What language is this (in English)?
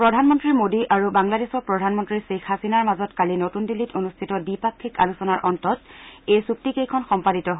Assamese